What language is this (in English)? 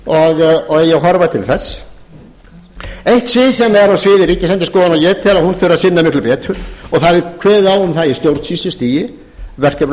Icelandic